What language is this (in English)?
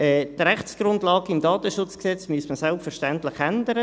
Swiss German